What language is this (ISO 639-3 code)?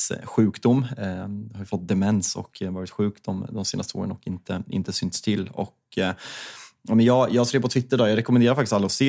swe